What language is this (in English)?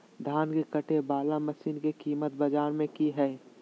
Magahi